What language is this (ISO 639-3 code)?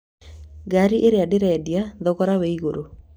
kik